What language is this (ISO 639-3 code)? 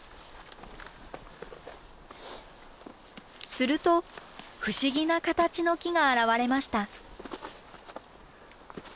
jpn